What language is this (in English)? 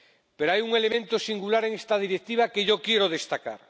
Spanish